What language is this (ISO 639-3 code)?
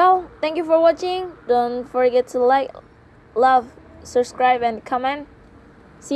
ind